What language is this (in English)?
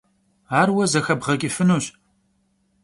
Kabardian